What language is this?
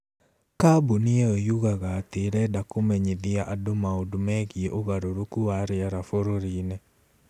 Kikuyu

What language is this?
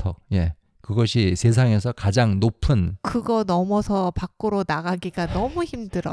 Korean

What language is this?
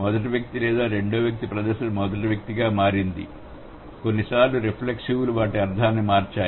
Telugu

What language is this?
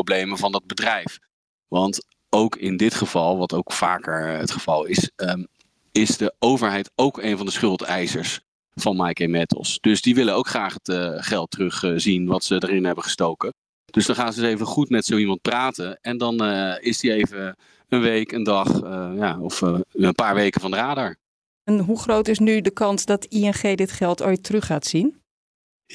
Dutch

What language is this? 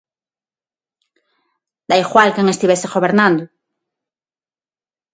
Galician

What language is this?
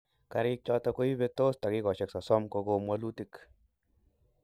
Kalenjin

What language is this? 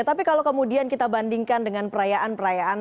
Indonesian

